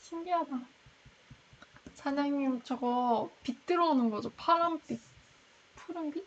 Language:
Korean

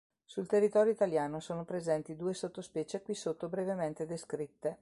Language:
Italian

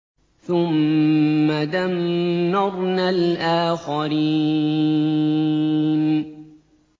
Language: Arabic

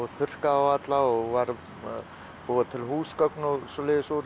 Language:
Icelandic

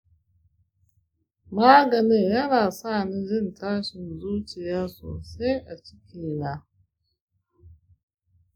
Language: Hausa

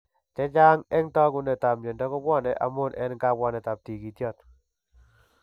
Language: Kalenjin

